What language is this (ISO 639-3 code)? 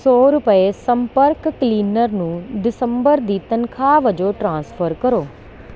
pan